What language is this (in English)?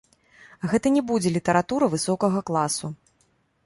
Belarusian